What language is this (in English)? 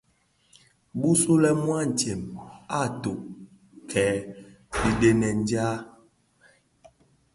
Bafia